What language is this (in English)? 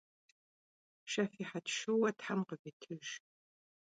Kabardian